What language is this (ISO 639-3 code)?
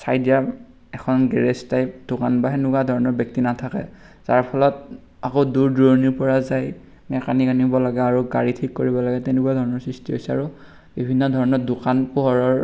asm